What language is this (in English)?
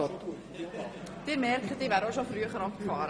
Swiss German